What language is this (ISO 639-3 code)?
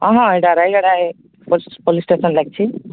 ori